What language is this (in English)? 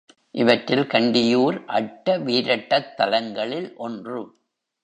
Tamil